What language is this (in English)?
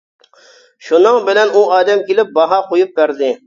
Uyghur